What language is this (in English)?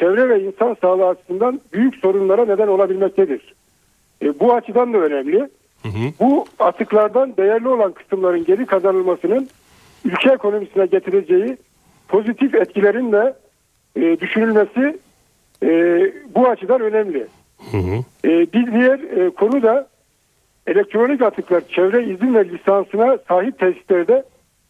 Turkish